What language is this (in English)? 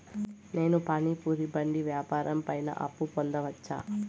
Telugu